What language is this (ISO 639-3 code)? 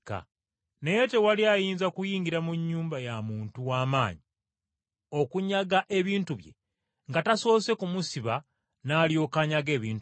lug